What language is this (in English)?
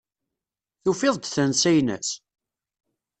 Kabyle